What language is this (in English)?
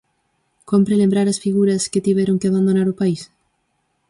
Galician